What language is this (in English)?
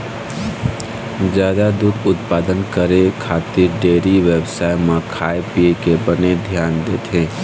Chhattisgarhi